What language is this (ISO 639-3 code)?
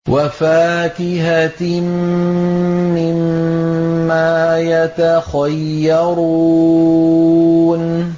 ara